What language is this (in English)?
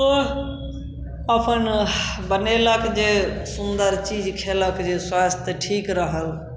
Maithili